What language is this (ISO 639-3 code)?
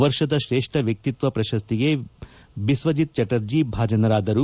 kan